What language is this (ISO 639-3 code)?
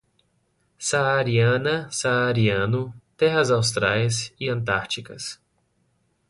por